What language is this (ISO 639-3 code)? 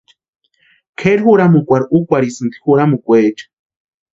pua